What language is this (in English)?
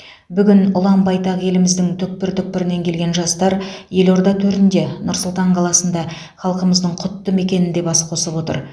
Kazakh